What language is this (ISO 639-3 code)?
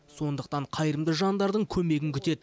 kaz